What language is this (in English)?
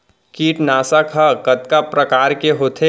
Chhattisgarhi